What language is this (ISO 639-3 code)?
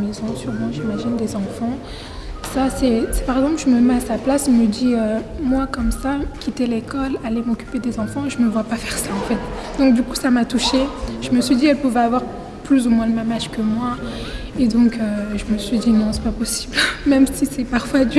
fra